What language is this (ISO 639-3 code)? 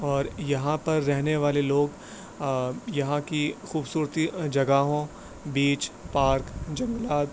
urd